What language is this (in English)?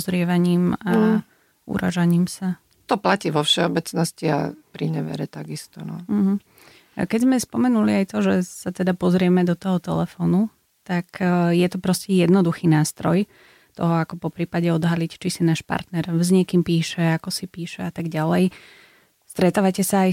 Slovak